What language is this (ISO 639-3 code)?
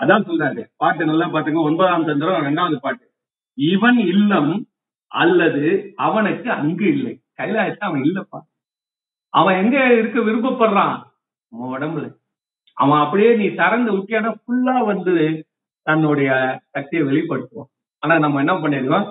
tam